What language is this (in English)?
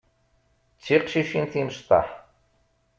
Kabyle